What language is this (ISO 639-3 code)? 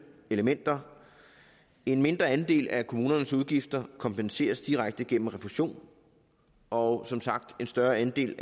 dan